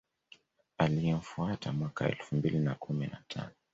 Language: Swahili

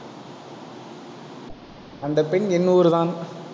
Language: Tamil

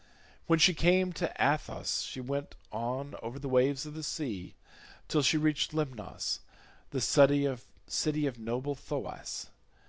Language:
English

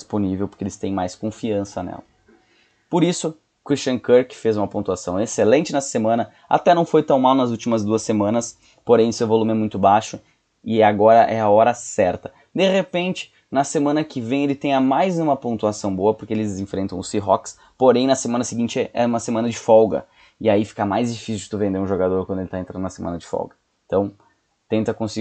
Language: Portuguese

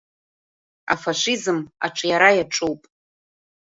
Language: Abkhazian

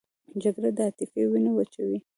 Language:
Pashto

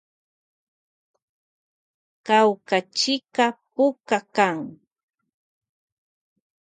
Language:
Loja Highland Quichua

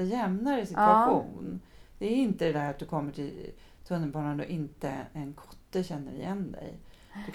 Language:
Swedish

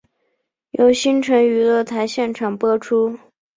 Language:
Chinese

